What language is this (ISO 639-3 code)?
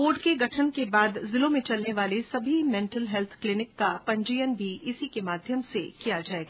hin